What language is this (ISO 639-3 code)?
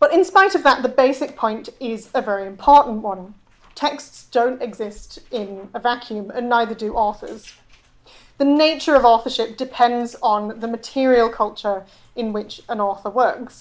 eng